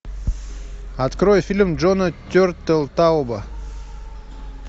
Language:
Russian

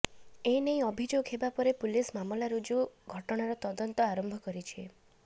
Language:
Odia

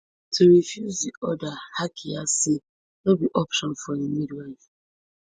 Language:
Nigerian Pidgin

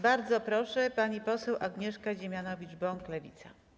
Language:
Polish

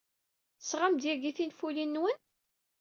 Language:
Kabyle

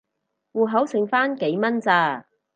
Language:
Cantonese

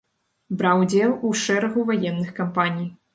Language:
Belarusian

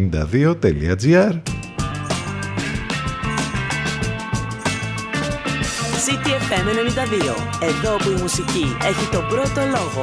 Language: Greek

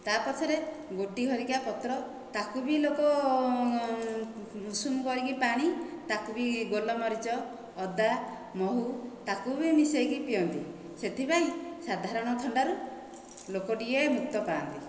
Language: Odia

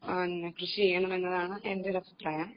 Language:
Malayalam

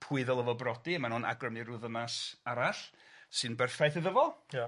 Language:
Welsh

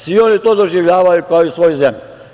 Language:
Serbian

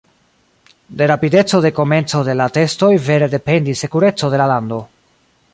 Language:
Esperanto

